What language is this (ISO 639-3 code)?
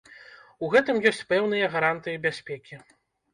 bel